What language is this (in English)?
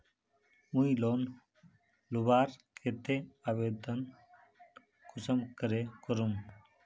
Magahi